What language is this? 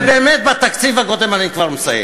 Hebrew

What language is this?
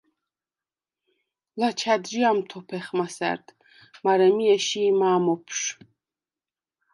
Svan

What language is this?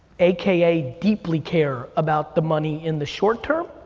English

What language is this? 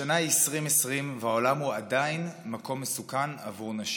Hebrew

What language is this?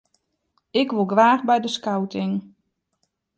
Western Frisian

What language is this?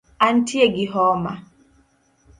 Luo (Kenya and Tanzania)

